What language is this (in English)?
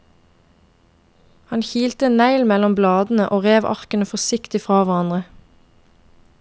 Norwegian